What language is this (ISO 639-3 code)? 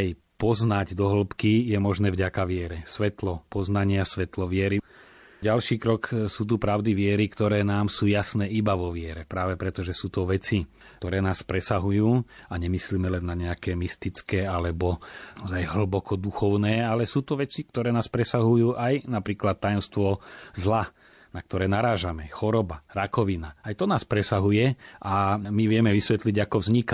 slk